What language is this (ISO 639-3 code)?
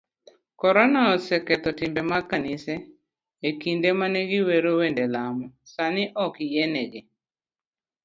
luo